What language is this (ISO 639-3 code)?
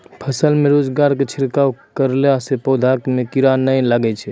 mai